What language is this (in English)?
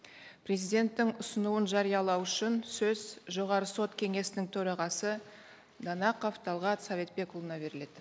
Kazakh